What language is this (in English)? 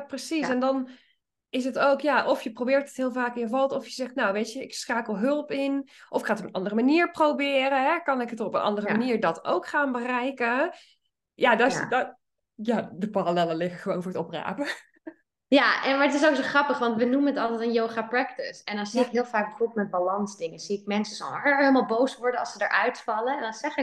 Dutch